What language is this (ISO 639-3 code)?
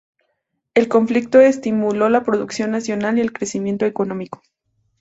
spa